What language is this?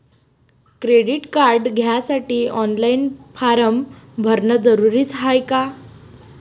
Marathi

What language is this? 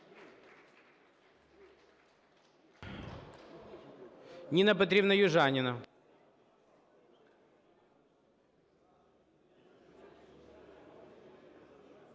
Ukrainian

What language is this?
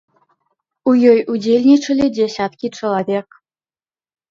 Belarusian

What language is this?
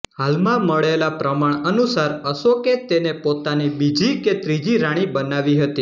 Gujarati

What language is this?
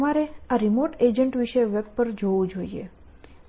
Gujarati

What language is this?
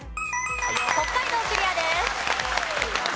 Japanese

